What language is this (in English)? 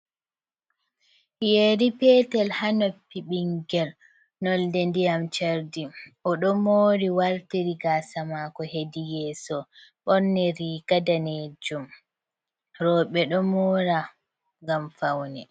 Fula